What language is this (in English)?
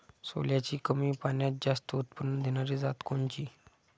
Marathi